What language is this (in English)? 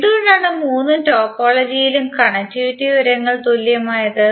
Malayalam